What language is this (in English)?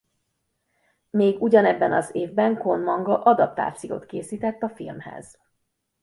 Hungarian